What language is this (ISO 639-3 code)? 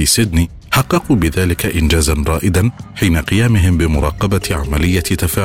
ara